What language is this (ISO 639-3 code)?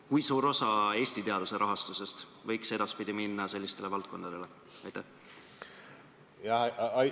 est